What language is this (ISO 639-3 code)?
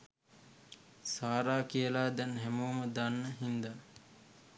sin